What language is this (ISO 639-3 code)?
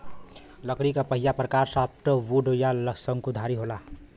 bho